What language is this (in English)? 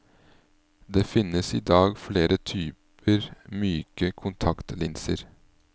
Norwegian